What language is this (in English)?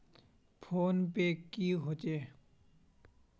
Magahi